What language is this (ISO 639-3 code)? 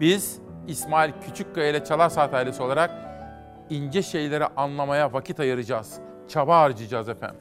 tur